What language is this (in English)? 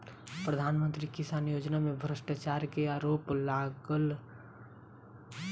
Maithili